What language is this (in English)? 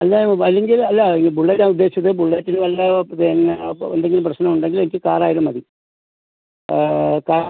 Malayalam